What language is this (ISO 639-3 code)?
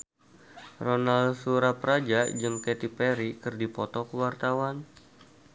sun